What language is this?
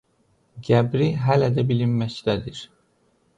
Azerbaijani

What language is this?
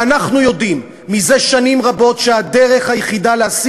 Hebrew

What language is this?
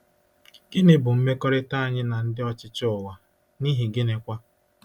Igbo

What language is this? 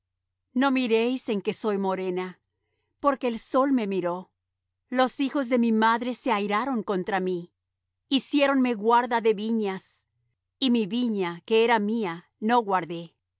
Spanish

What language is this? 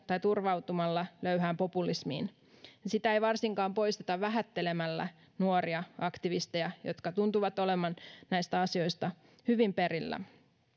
Finnish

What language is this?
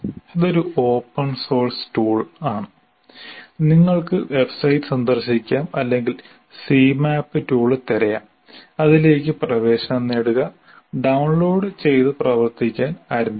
Malayalam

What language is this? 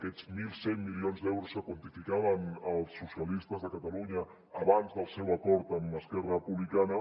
Catalan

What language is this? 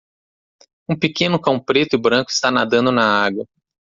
Portuguese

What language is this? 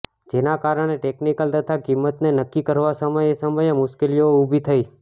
Gujarati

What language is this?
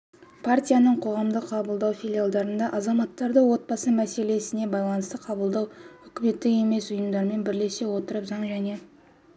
Kazakh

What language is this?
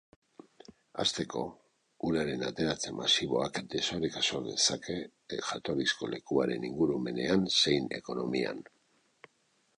Basque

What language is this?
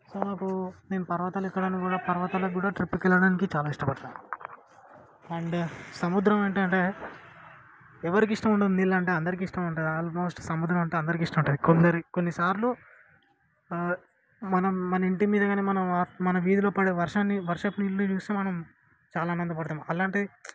Telugu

